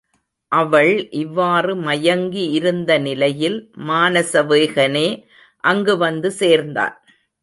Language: Tamil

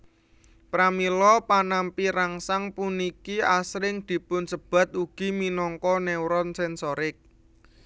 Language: Javanese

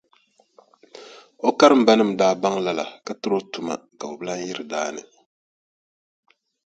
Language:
Dagbani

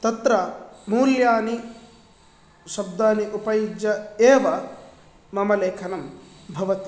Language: Sanskrit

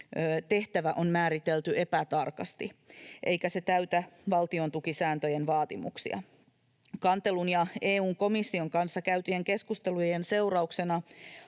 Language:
Finnish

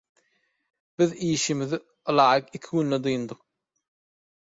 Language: Turkmen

